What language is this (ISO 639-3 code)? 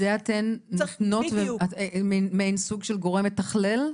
heb